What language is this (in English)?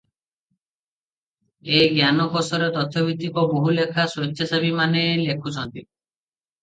Odia